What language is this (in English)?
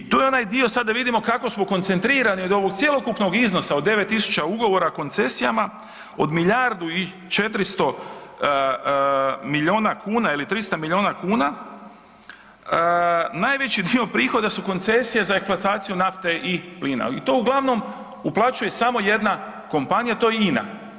Croatian